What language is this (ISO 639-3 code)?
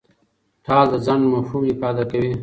pus